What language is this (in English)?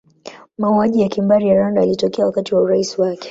Swahili